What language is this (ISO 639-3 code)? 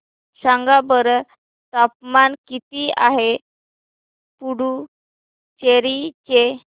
mar